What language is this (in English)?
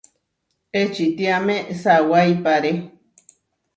Huarijio